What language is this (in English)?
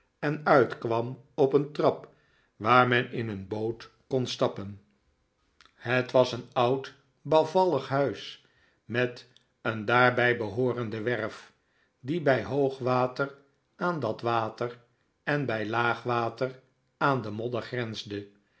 Dutch